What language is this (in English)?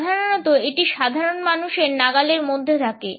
Bangla